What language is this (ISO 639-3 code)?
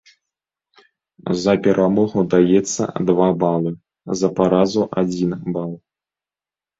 bel